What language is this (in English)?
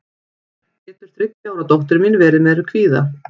Icelandic